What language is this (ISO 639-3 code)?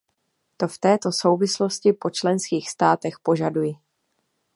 ces